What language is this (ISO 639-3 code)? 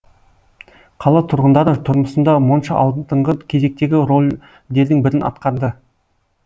kaz